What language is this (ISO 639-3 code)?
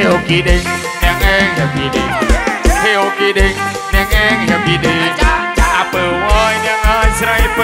tha